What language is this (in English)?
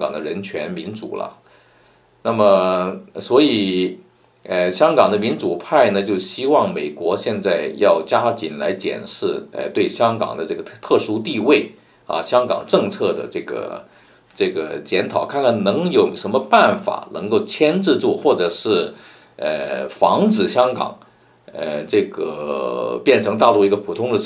Chinese